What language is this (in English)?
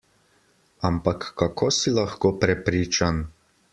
Slovenian